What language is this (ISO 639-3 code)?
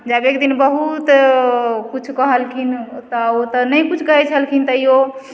mai